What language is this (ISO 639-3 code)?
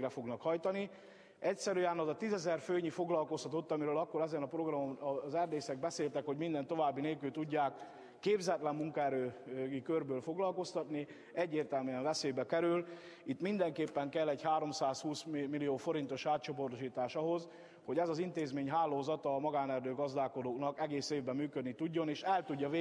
hun